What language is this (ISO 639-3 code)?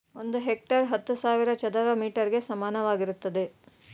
kan